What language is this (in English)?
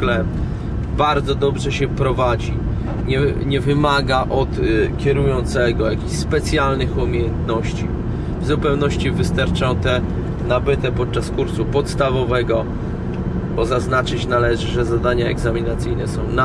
Polish